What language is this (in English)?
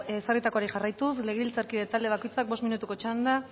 Basque